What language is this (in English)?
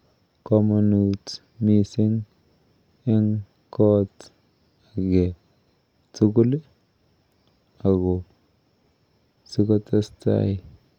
Kalenjin